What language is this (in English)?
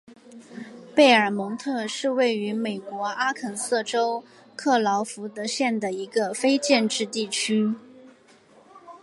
Chinese